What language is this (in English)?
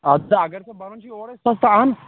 Kashmiri